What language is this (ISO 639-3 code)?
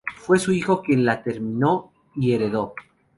spa